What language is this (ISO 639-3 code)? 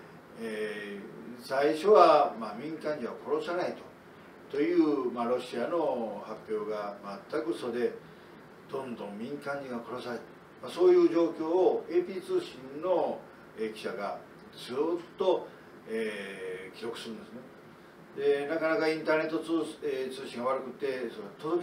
jpn